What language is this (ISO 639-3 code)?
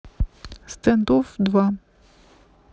rus